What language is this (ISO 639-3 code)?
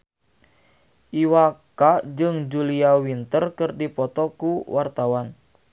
sun